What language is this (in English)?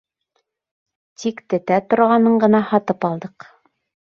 Bashkir